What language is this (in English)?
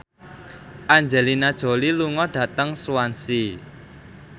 Javanese